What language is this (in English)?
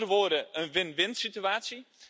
Dutch